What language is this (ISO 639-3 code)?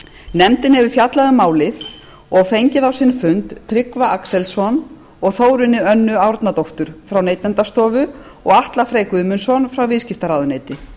isl